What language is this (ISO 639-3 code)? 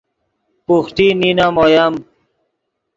ydg